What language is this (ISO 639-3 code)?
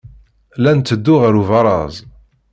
kab